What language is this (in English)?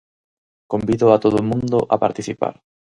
Galician